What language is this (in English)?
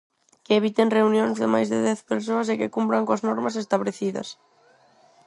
Galician